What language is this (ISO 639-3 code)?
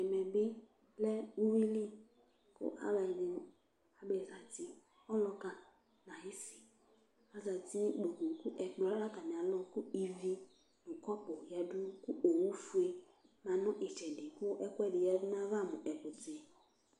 kpo